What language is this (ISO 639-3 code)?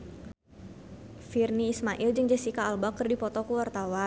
sun